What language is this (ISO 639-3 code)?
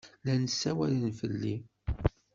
kab